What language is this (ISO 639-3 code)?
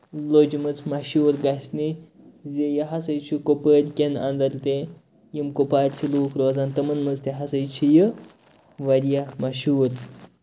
kas